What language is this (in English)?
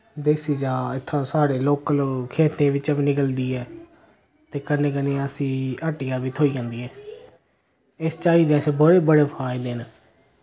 Dogri